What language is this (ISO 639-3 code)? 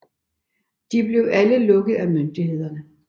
dan